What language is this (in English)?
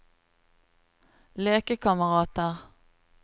Norwegian